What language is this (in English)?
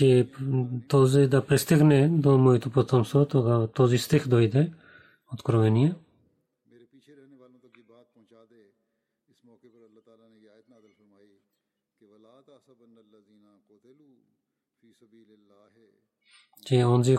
Bulgarian